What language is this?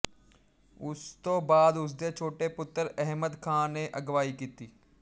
Punjabi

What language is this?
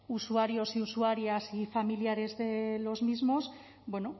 Spanish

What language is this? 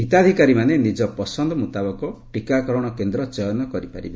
Odia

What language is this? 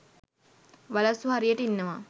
Sinhala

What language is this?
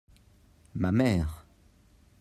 French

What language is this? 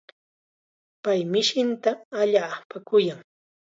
Chiquián Ancash Quechua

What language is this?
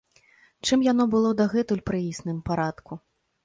Belarusian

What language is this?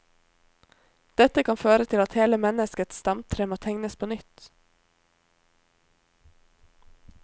Norwegian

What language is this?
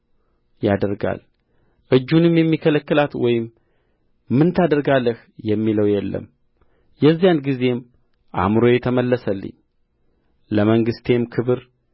Amharic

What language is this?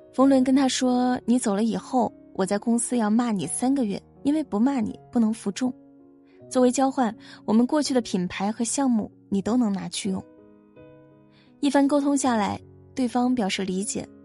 Chinese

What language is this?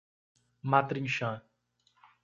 Portuguese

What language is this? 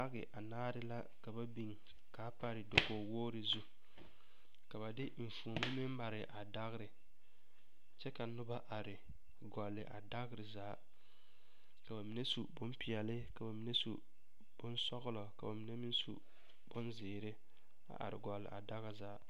Southern Dagaare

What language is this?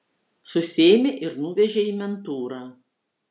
Lithuanian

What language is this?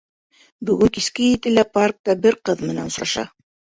Bashkir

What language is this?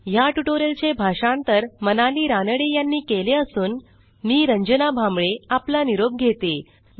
Marathi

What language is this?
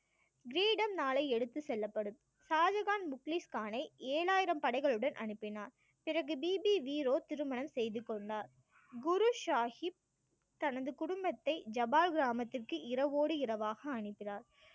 Tamil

